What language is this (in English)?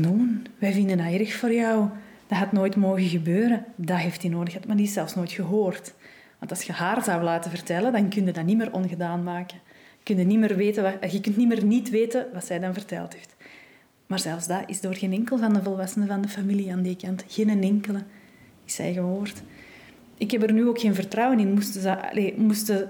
Dutch